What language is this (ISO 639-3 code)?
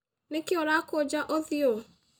kik